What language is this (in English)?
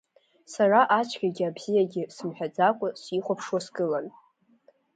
Abkhazian